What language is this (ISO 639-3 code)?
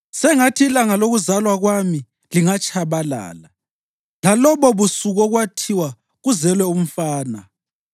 nde